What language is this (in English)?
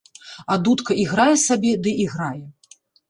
Belarusian